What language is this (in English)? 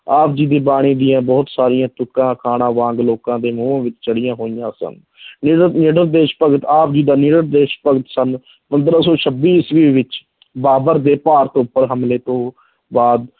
Punjabi